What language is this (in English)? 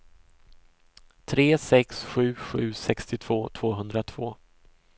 Swedish